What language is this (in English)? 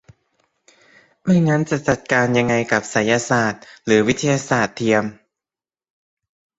Thai